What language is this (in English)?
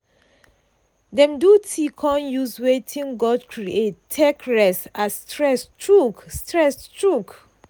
Nigerian Pidgin